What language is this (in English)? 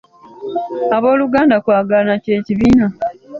Ganda